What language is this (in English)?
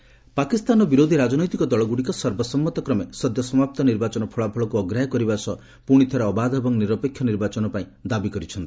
Odia